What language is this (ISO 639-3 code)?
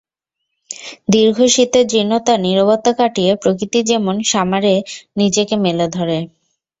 ben